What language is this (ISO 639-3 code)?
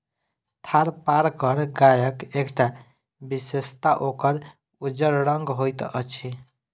mai